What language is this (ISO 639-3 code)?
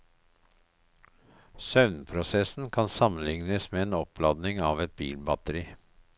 nor